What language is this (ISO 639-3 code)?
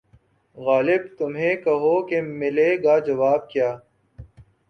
urd